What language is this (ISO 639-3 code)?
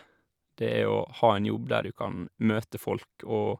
nor